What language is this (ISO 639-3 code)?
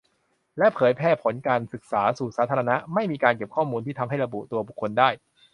tha